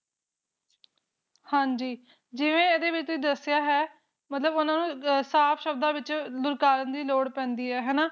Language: Punjabi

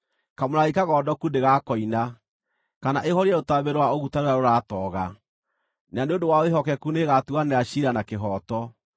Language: Kikuyu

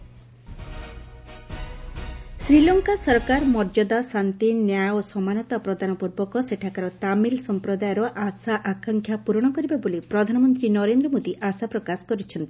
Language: Odia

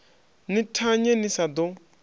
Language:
Venda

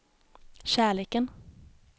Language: Swedish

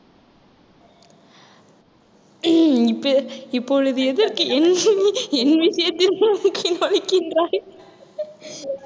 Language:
Tamil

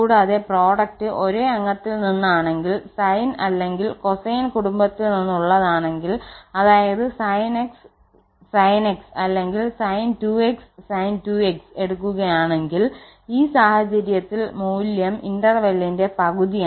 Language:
Malayalam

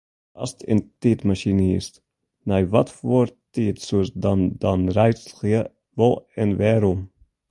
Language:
Western Frisian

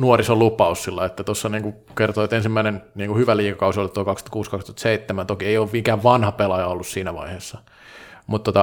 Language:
Finnish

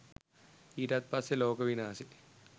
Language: Sinhala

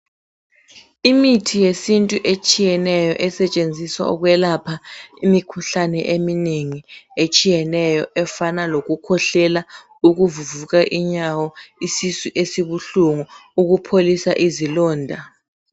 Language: North Ndebele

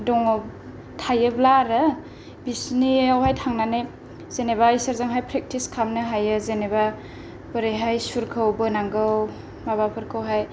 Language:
Bodo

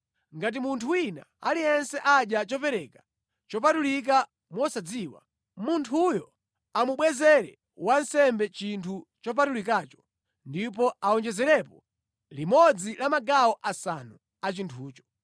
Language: Nyanja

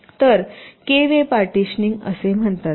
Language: Marathi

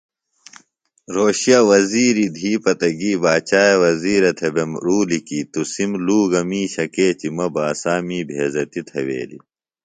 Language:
Phalura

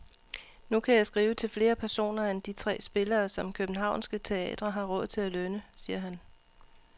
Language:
Danish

